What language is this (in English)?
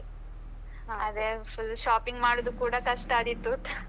Kannada